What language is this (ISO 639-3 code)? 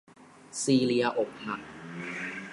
tha